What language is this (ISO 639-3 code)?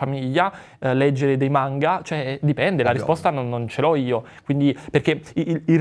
ita